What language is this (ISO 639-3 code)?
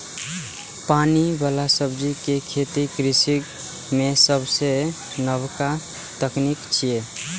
mai